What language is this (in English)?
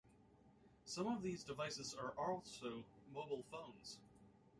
English